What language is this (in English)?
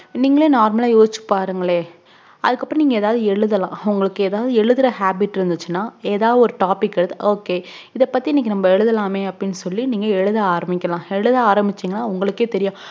Tamil